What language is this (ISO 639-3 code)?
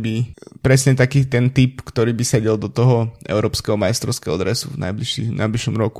slk